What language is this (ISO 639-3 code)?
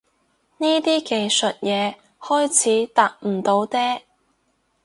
yue